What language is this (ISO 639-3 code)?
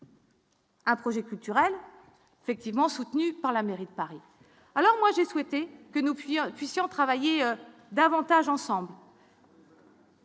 fra